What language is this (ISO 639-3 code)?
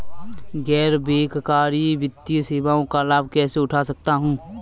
hin